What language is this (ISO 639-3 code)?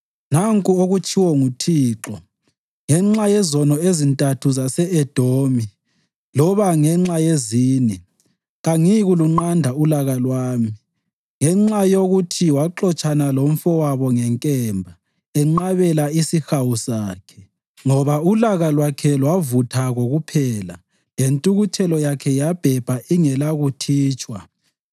nde